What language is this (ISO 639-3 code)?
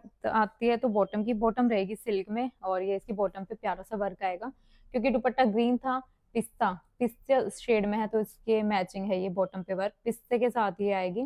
hin